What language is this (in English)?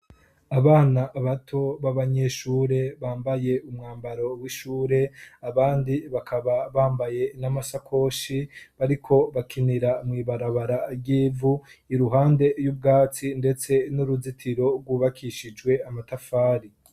Rundi